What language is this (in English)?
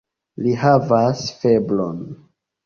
Esperanto